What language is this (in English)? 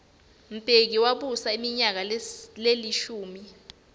Swati